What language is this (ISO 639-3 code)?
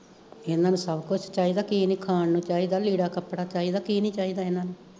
pan